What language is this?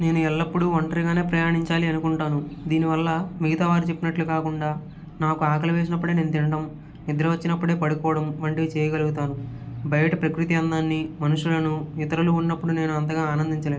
Telugu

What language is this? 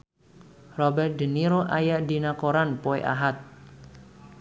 Sundanese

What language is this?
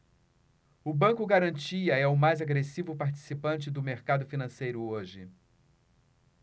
Portuguese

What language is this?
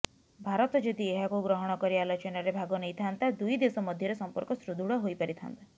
Odia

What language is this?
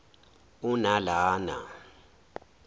Zulu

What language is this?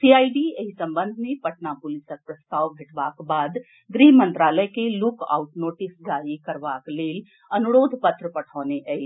Maithili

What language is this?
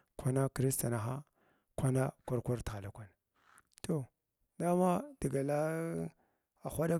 Glavda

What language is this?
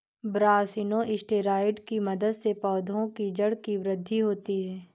Hindi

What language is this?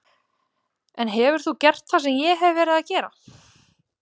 Icelandic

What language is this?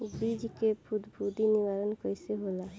Bhojpuri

